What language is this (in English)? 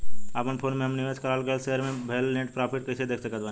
Bhojpuri